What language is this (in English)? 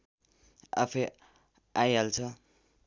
Nepali